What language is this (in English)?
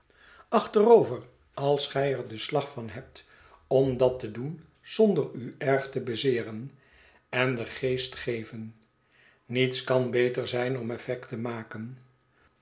Dutch